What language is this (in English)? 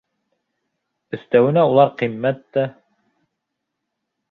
Bashkir